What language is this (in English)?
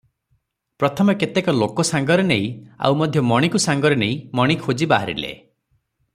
Odia